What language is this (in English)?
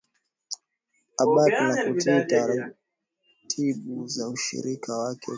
Swahili